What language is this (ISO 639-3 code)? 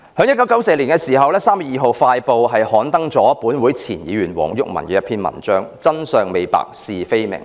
yue